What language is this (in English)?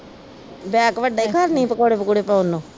Punjabi